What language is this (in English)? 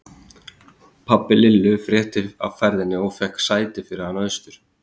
Icelandic